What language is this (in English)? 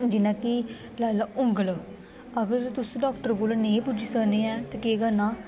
Dogri